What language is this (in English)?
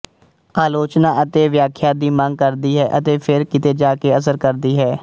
Punjabi